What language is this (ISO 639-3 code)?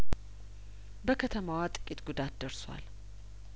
amh